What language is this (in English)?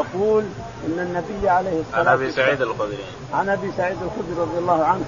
Arabic